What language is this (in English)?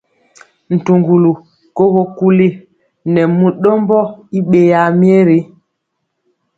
Mpiemo